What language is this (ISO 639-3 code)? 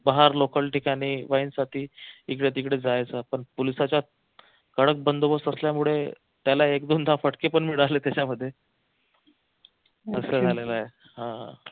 mar